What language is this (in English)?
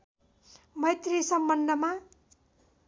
Nepali